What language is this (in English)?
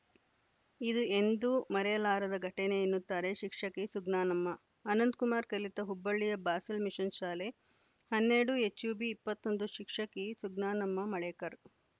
Kannada